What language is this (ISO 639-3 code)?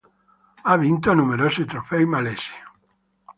ita